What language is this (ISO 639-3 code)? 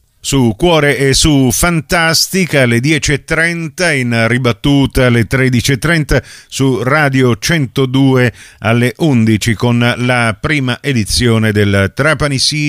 ita